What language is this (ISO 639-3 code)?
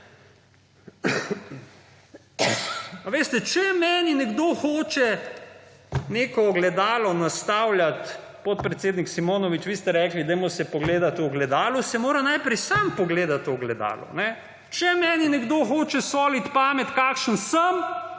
slv